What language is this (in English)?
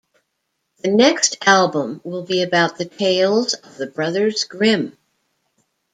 English